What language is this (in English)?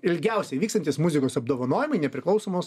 Lithuanian